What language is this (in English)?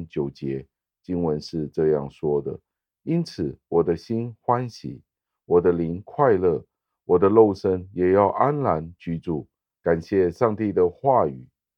Chinese